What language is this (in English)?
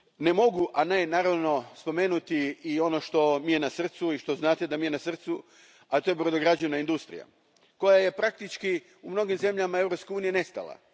Croatian